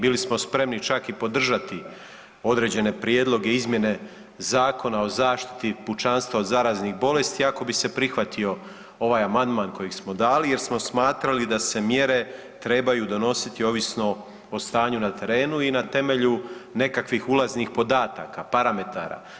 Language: Croatian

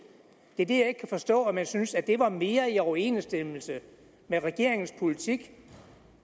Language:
Danish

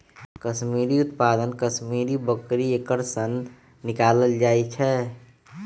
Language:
Magahi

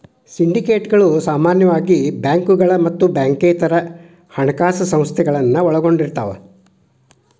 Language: Kannada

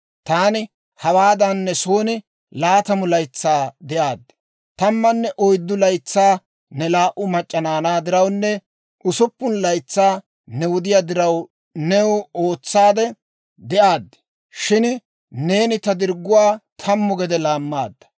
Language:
Dawro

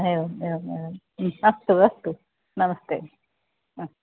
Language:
Sanskrit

